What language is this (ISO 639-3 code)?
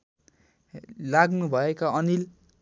nep